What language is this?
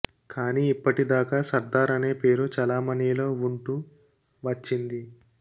Telugu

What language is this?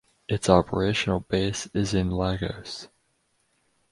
English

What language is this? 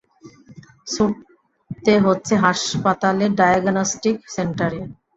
Bangla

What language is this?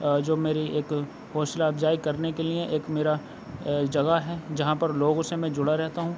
Urdu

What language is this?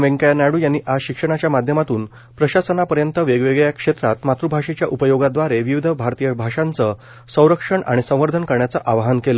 Marathi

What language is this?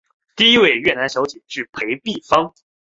Chinese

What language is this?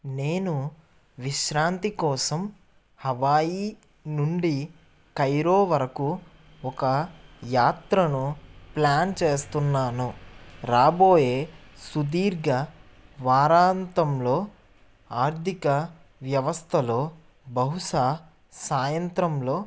Telugu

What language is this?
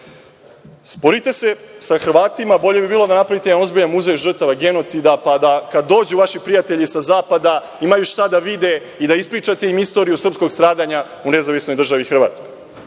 Serbian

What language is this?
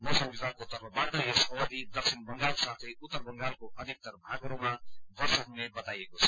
Nepali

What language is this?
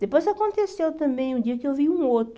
Portuguese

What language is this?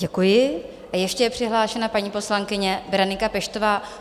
Czech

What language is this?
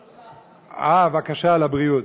Hebrew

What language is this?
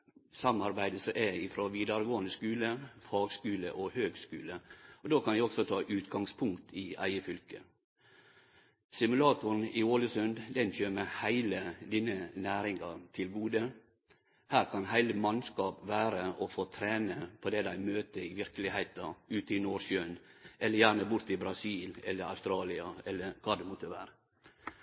Norwegian Nynorsk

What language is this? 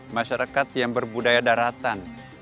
Indonesian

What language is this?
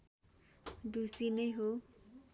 Nepali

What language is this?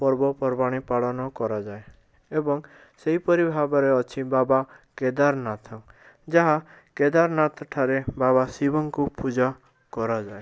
Odia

